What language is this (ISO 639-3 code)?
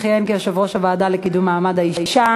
heb